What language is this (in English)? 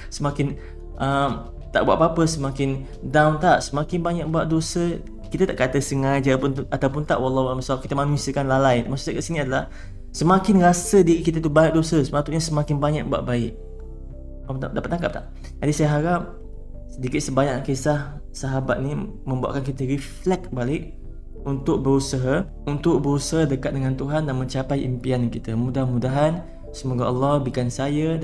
Malay